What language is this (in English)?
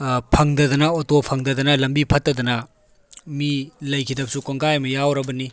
Manipuri